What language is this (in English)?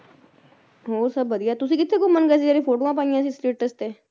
Punjabi